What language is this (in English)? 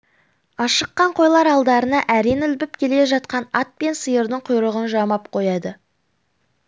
Kazakh